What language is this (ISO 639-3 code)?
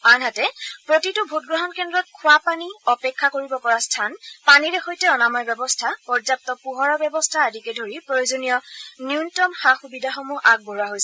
asm